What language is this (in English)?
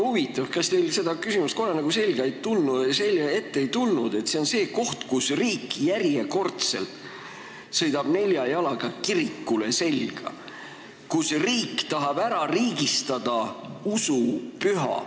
Estonian